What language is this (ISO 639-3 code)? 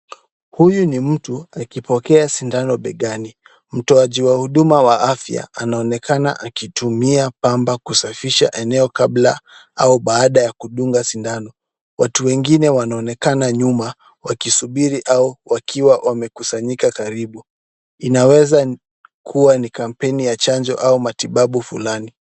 swa